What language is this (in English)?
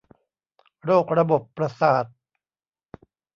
Thai